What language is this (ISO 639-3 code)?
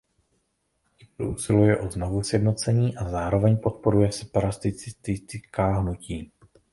ces